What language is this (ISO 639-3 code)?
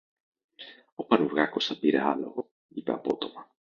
ell